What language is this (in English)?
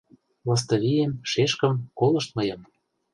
Mari